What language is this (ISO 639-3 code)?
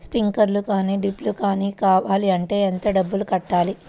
tel